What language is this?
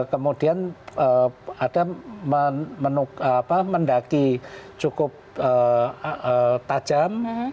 Indonesian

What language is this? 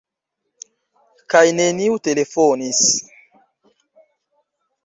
Esperanto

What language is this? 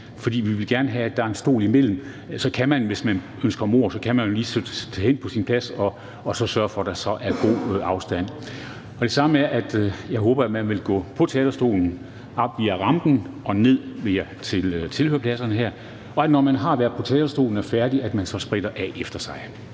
Danish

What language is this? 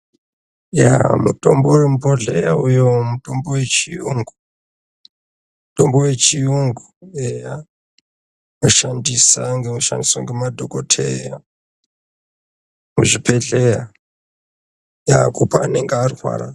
Ndau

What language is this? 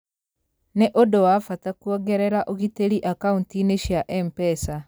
Kikuyu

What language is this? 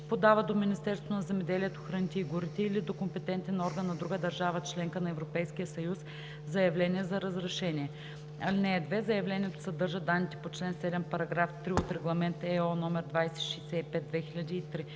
Bulgarian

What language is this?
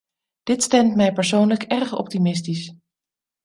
Dutch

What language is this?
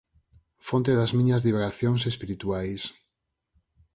Galician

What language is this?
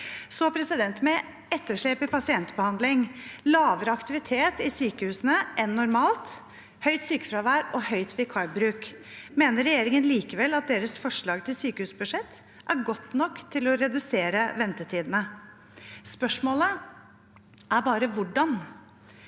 Norwegian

